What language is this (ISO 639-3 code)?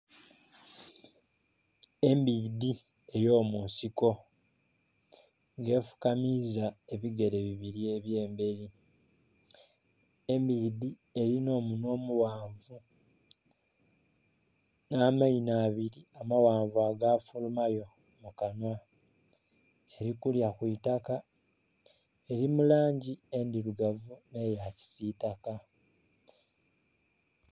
xog